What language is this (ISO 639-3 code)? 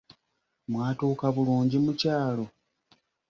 lug